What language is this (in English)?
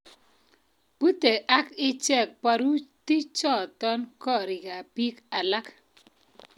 Kalenjin